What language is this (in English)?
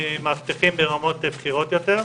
Hebrew